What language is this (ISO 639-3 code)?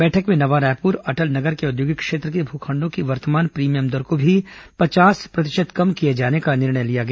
hin